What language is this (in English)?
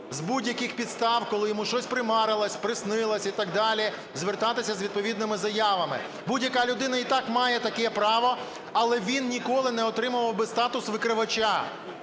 Ukrainian